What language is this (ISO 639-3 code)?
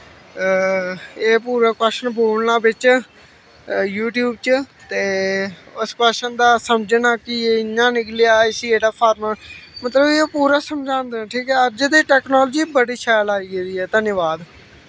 doi